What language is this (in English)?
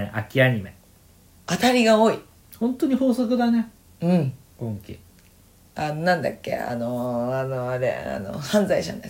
Japanese